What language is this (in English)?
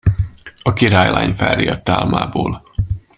Hungarian